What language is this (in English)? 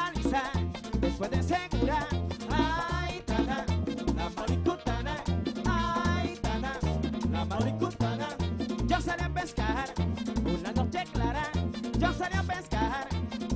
Thai